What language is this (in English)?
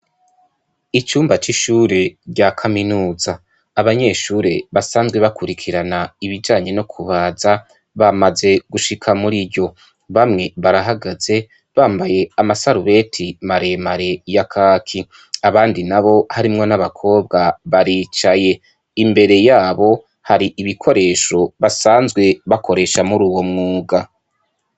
Rundi